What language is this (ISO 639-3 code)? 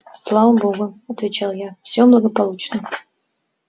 rus